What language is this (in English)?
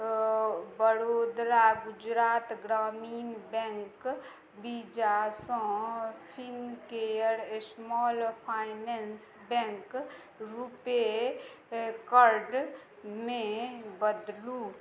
Maithili